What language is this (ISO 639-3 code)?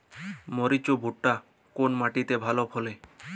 ben